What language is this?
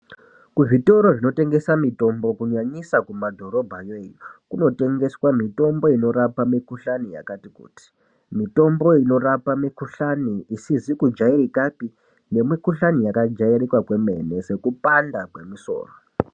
Ndau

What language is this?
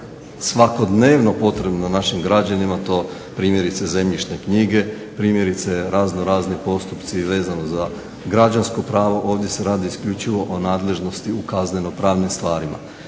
Croatian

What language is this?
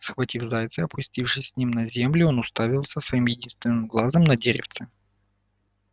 Russian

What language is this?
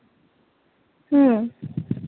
Santali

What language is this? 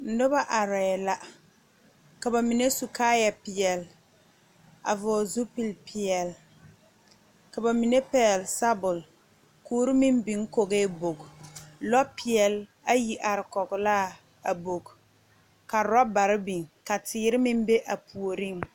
Southern Dagaare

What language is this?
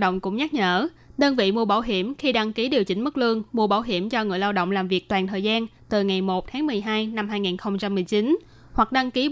Vietnamese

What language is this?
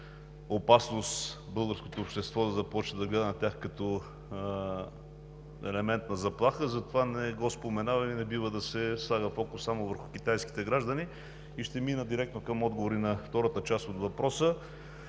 Bulgarian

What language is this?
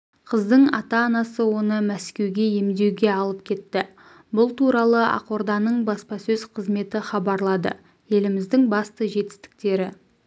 Kazakh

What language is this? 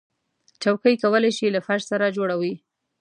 Pashto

